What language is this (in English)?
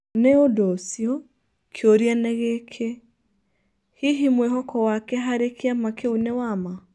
Kikuyu